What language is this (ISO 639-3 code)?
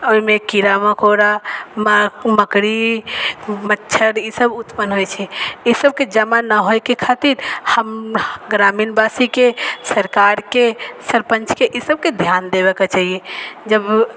mai